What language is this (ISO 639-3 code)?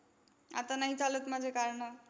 mar